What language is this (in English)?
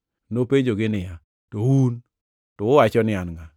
Luo (Kenya and Tanzania)